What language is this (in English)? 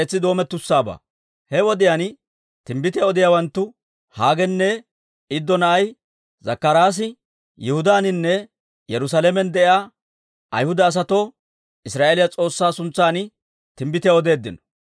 Dawro